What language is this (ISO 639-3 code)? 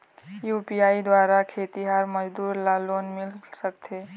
hne